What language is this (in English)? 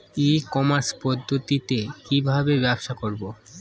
Bangla